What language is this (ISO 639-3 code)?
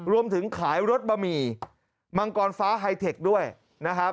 tha